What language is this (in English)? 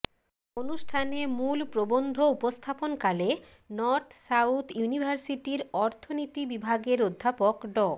Bangla